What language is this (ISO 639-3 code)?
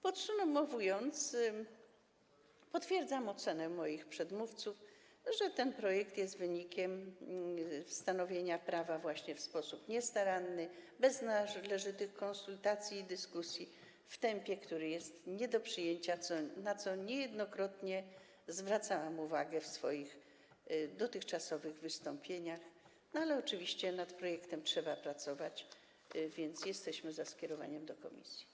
pol